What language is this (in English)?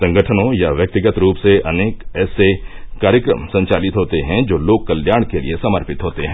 Hindi